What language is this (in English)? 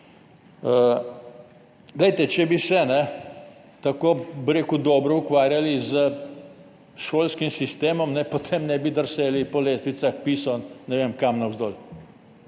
Slovenian